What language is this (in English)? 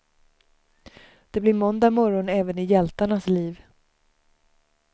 Swedish